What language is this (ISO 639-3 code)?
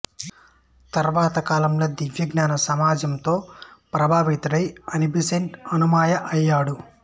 tel